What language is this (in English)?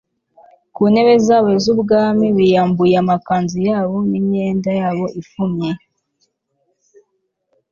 Kinyarwanda